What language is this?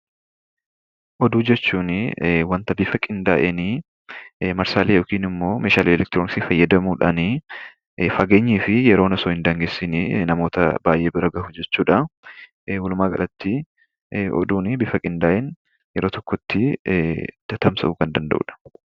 Oromo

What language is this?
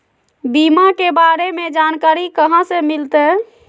Magahi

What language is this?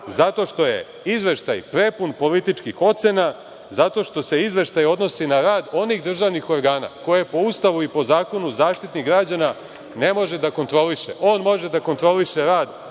Serbian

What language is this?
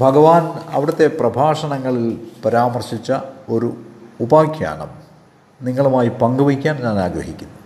Malayalam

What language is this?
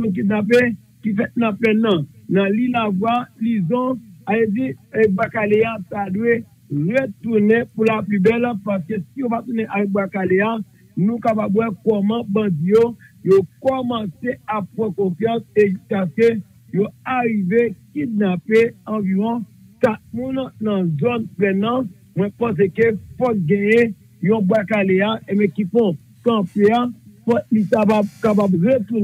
French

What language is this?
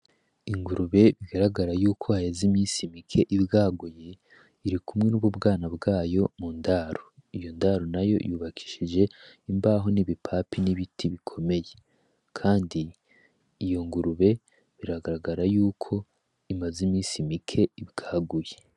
Rundi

